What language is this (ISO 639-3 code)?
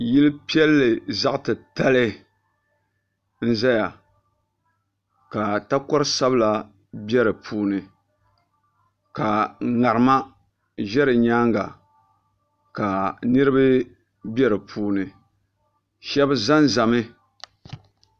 dag